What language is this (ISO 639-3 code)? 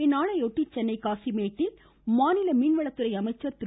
tam